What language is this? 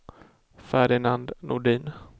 Swedish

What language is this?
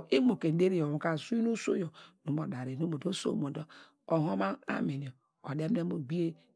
Degema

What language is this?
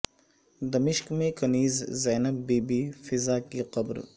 Urdu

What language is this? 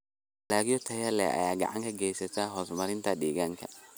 Somali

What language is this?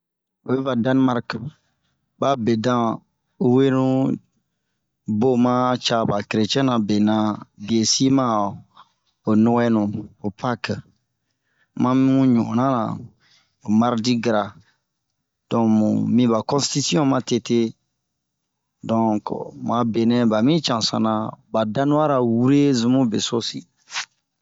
Bomu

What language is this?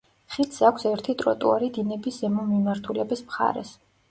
Georgian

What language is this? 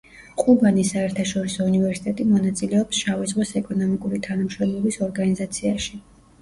Georgian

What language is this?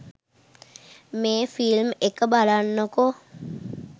Sinhala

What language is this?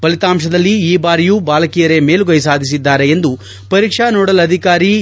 Kannada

